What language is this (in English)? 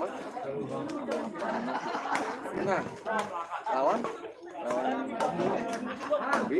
Indonesian